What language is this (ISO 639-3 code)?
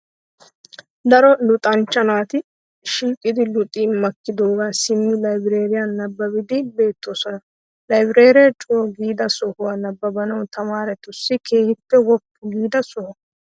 wal